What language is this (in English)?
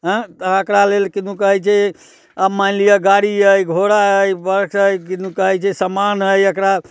Maithili